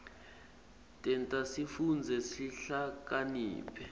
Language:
Swati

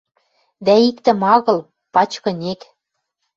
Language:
Western Mari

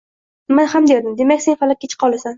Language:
Uzbek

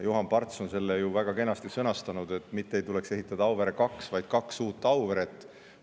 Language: Estonian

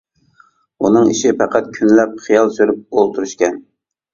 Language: Uyghur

